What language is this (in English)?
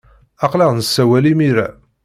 Kabyle